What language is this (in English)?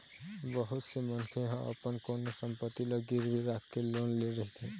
Chhattisgarhi